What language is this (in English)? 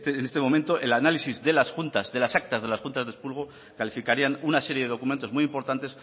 Spanish